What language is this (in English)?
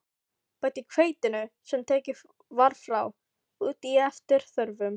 Icelandic